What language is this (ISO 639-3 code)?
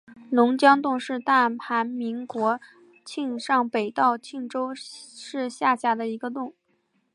zho